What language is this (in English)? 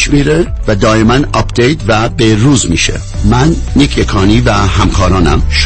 Persian